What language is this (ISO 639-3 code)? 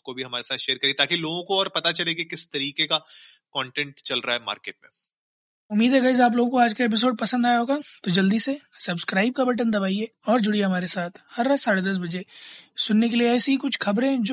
hin